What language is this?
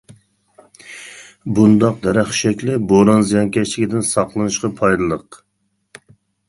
Uyghur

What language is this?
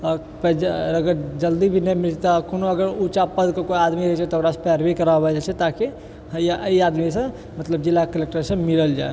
Maithili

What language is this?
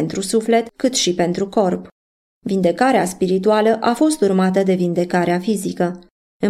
Romanian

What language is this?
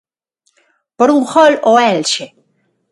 Galician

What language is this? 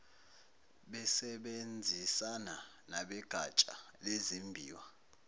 Zulu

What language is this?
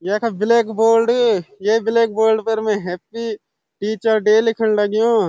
Garhwali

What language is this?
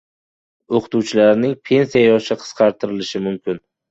Uzbek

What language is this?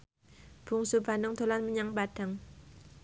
Javanese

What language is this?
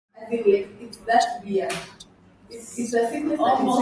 Swahili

